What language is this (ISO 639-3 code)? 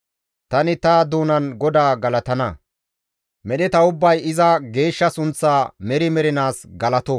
gmv